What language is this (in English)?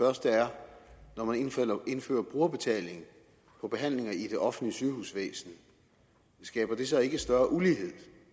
Danish